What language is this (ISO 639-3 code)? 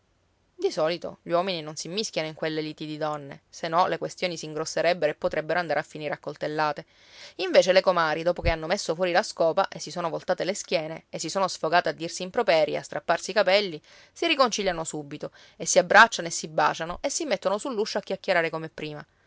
ita